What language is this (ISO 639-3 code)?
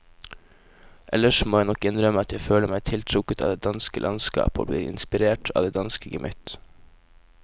nor